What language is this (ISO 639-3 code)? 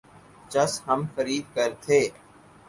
urd